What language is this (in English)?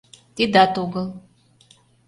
Mari